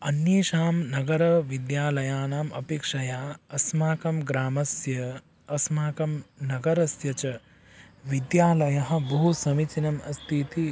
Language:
Sanskrit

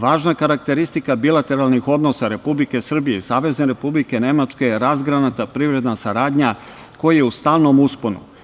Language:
Serbian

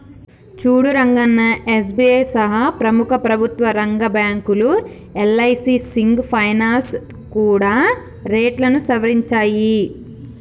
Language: Telugu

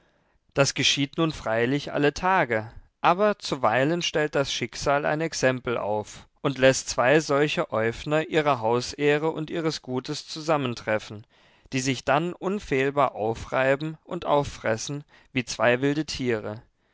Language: German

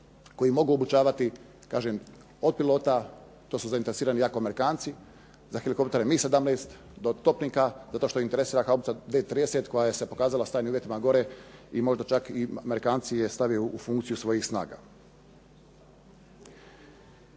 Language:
Croatian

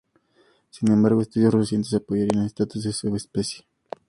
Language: Spanish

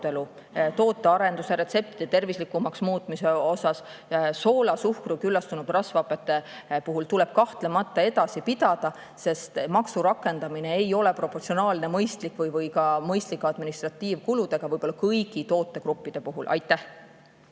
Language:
Estonian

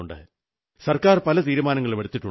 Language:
Malayalam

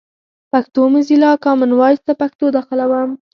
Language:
Pashto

